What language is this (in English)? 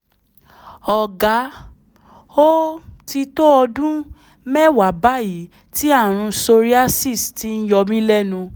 Yoruba